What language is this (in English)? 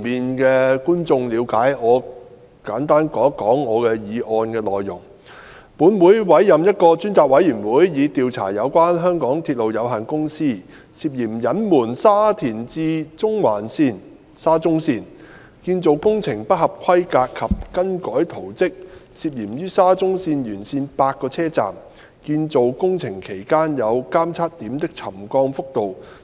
Cantonese